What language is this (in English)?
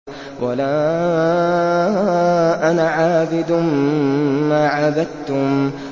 Arabic